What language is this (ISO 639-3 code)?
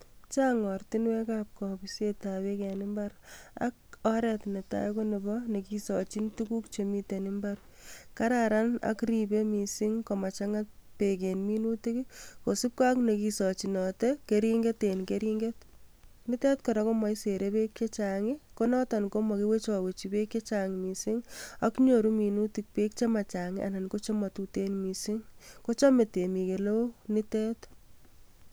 kln